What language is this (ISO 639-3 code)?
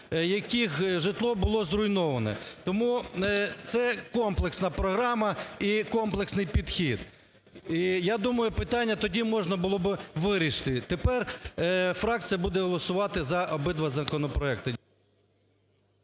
ukr